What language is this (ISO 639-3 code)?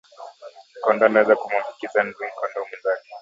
swa